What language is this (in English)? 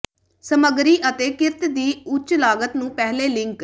Punjabi